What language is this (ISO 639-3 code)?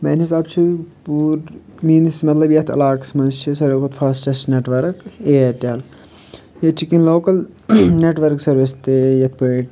kas